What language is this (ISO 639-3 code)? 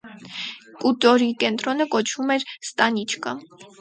hye